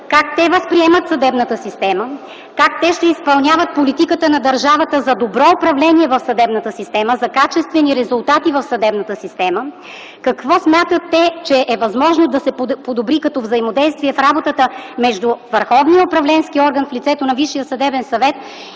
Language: Bulgarian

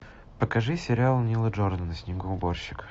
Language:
Russian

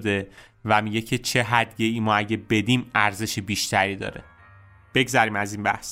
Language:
Persian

